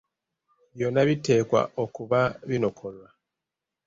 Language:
Ganda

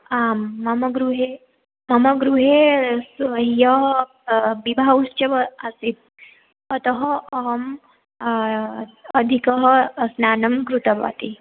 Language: Sanskrit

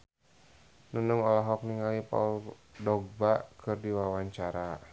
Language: Sundanese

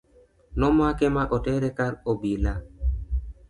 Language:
Luo (Kenya and Tanzania)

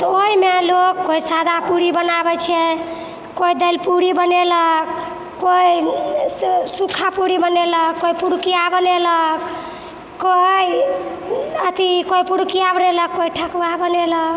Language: Maithili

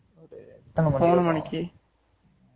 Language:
Tamil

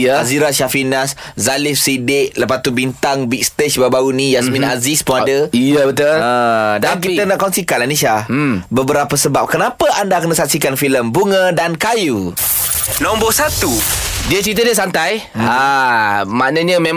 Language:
Malay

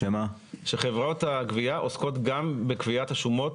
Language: Hebrew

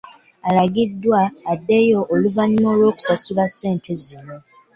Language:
Ganda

